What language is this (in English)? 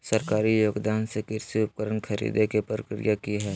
Magahi